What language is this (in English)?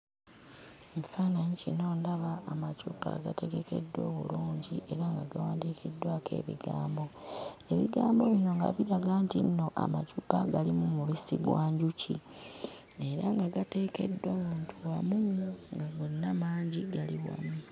Ganda